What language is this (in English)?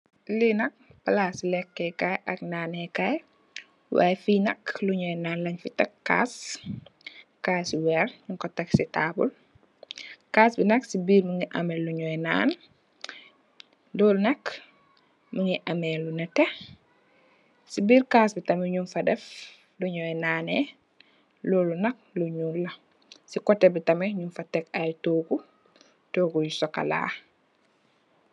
Wolof